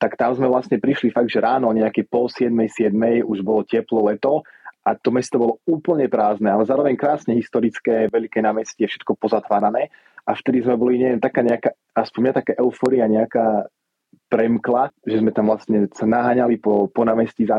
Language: Slovak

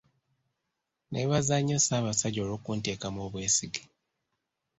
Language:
Ganda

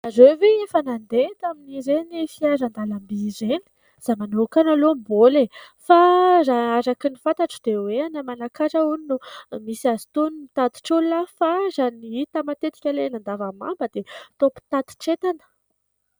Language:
Malagasy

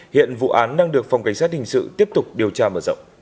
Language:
Vietnamese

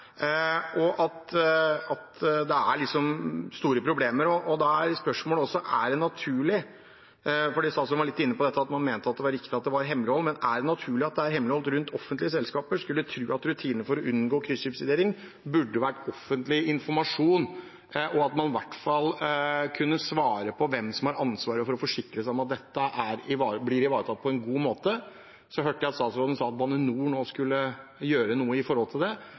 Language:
Norwegian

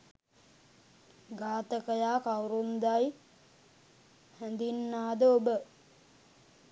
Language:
Sinhala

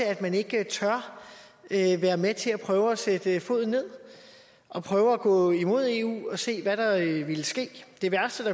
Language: Danish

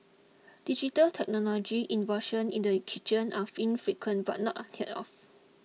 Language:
English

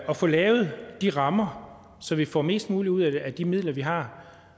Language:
Danish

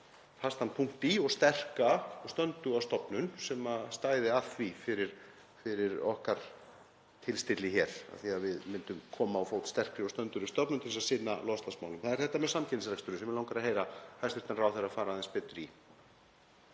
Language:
Icelandic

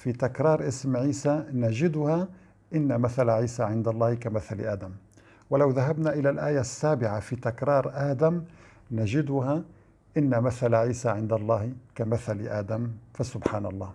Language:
Arabic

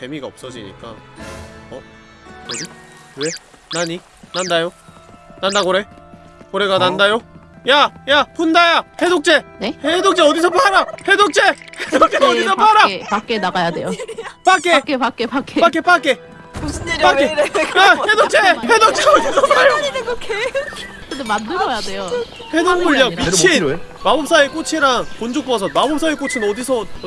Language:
Korean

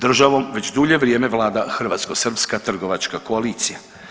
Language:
Croatian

